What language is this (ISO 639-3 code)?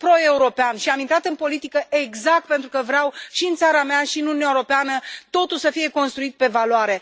ron